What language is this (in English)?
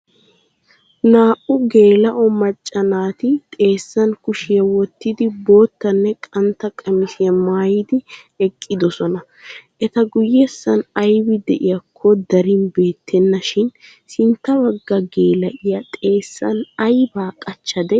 Wolaytta